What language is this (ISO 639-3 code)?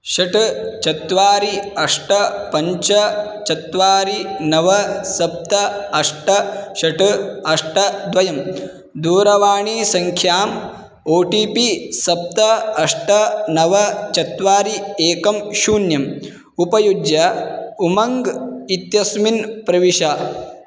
san